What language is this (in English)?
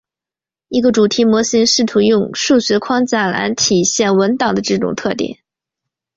Chinese